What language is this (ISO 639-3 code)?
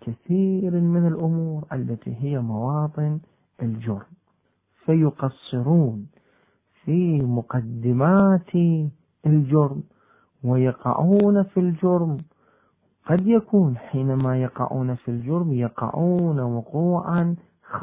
ara